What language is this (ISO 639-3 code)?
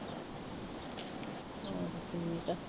pan